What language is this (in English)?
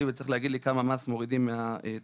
Hebrew